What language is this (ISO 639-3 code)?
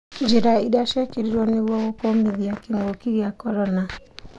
kik